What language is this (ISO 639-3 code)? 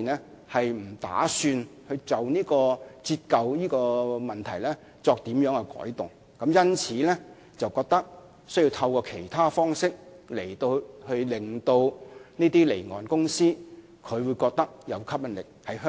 yue